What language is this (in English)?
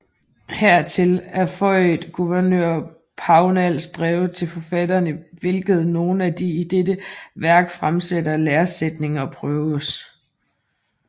Danish